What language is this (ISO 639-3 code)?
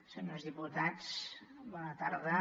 cat